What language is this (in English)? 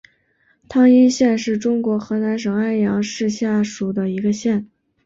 Chinese